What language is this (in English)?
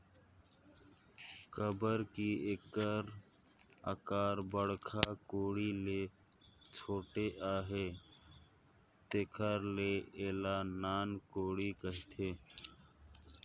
Chhattisgarhi